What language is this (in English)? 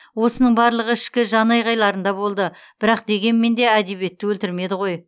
Kazakh